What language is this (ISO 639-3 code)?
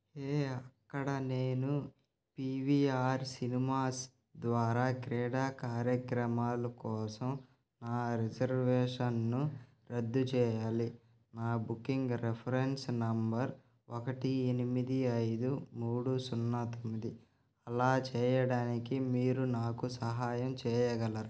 tel